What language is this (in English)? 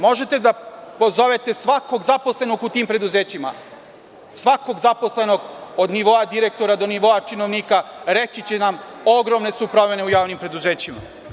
Serbian